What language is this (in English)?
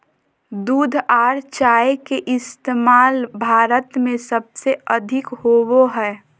Magahi